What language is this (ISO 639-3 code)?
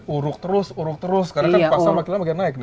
ind